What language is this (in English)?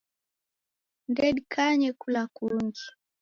Taita